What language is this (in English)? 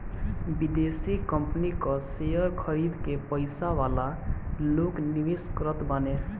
Bhojpuri